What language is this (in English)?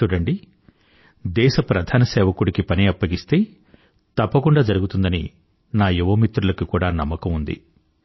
Telugu